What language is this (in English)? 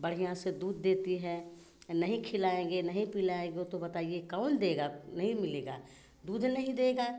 Hindi